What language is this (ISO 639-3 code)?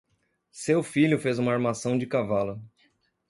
por